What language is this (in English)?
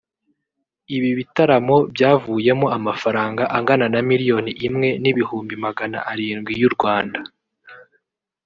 Kinyarwanda